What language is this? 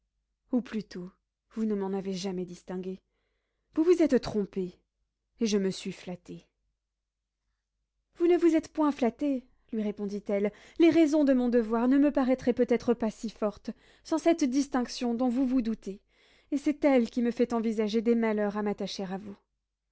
French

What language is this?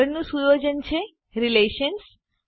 Gujarati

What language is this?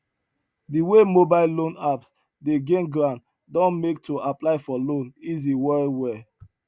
Nigerian Pidgin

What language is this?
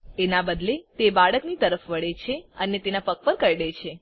Gujarati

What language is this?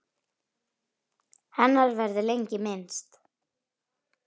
Icelandic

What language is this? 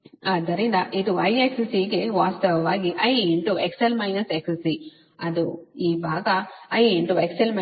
Kannada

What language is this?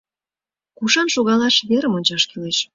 Mari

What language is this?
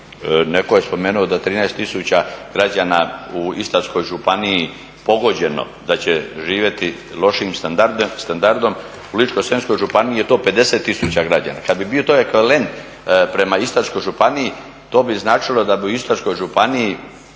Croatian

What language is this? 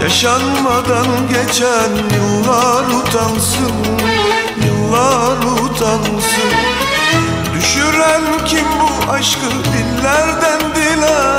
Turkish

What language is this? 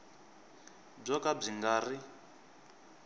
Tsonga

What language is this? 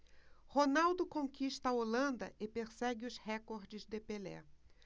Portuguese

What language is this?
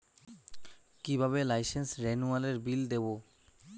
Bangla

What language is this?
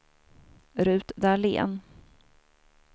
Swedish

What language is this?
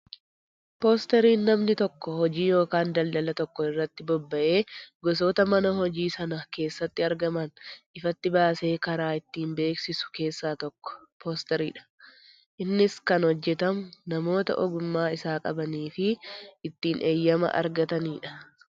Oromo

